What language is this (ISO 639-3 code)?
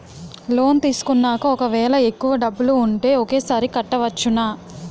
tel